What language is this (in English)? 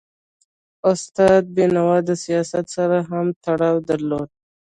Pashto